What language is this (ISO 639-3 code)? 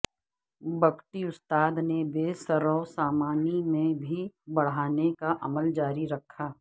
urd